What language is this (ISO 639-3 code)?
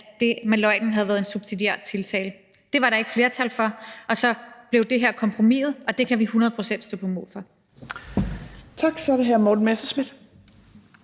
dan